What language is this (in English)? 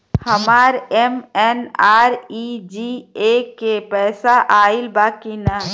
Bhojpuri